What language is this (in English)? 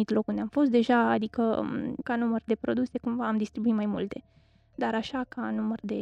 Romanian